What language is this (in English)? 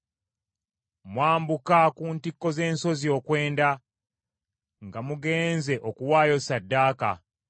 Ganda